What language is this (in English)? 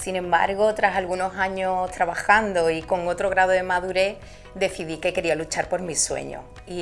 Spanish